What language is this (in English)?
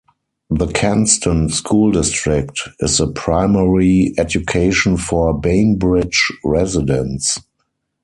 English